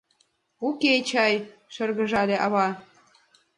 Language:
Mari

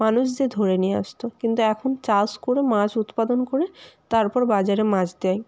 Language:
Bangla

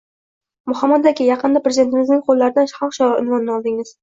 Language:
Uzbek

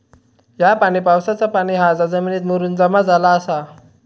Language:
Marathi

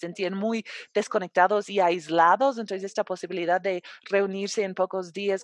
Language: Spanish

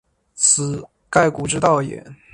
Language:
Chinese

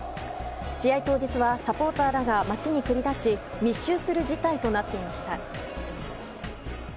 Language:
Japanese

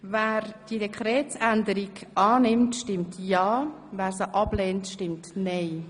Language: Swiss German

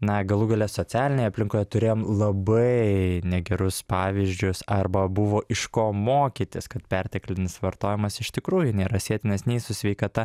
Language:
Lithuanian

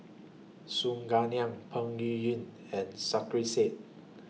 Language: English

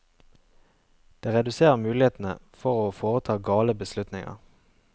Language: Norwegian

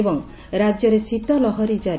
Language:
Odia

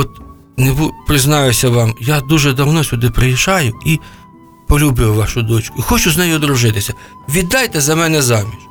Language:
Ukrainian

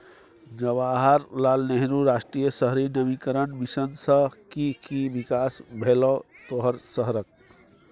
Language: Maithili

